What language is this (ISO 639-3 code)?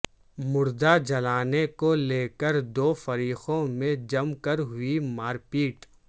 urd